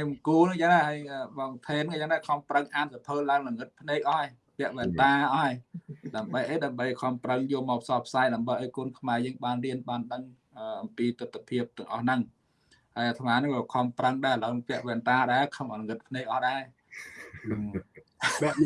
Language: Vietnamese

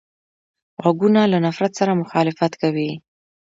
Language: Pashto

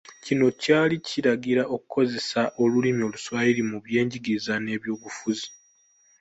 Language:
Ganda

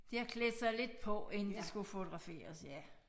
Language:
Danish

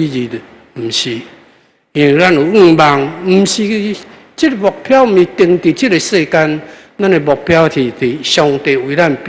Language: Chinese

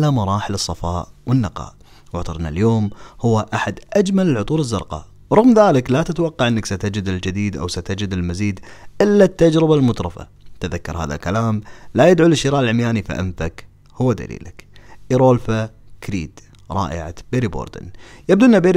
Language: Arabic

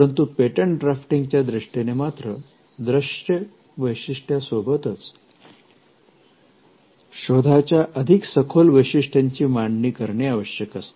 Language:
Marathi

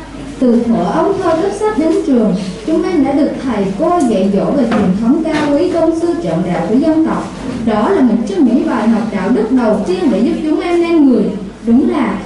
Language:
Vietnamese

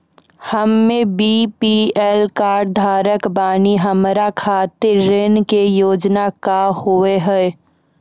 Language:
Maithili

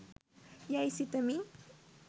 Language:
Sinhala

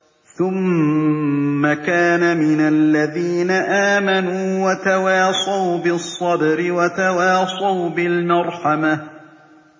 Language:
Arabic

